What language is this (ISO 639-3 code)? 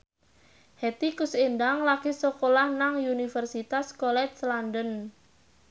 jav